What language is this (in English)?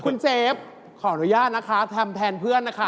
Thai